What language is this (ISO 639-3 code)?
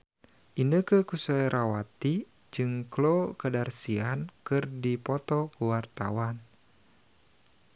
sun